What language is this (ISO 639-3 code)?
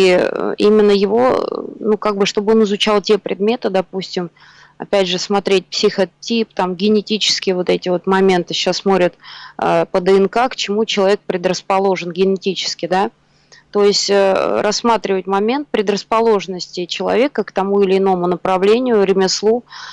rus